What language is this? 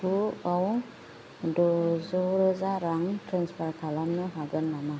Bodo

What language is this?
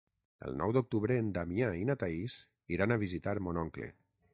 Catalan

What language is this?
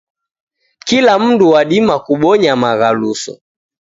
Taita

